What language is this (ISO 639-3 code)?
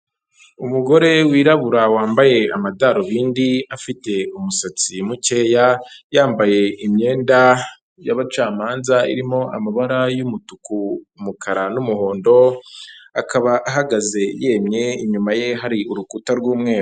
kin